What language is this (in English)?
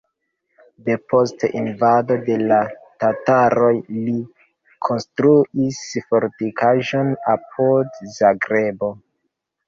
Esperanto